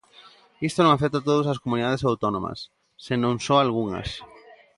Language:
Galician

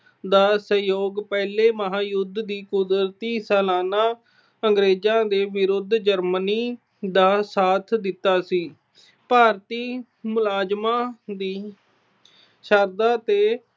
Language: Punjabi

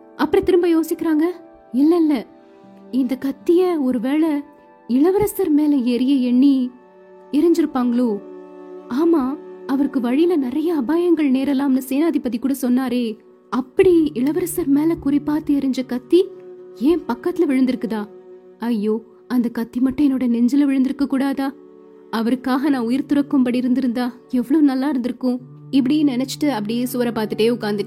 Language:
Tamil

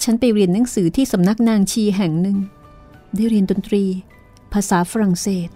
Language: Thai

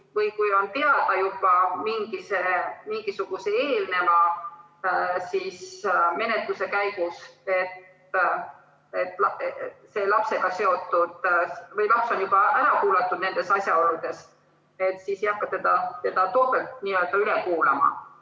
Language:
Estonian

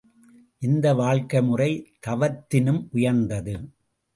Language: Tamil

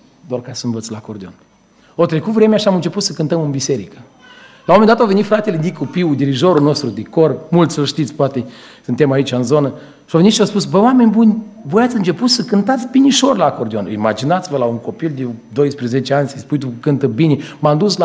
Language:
Romanian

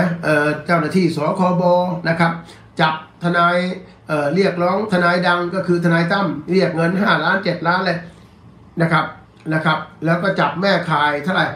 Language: Thai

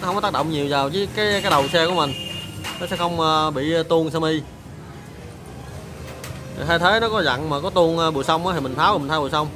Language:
Vietnamese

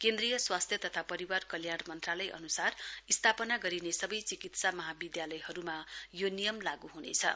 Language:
Nepali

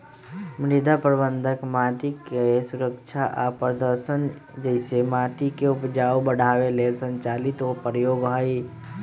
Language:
Magahi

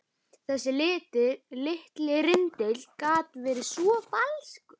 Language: Icelandic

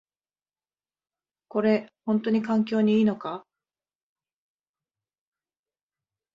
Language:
Japanese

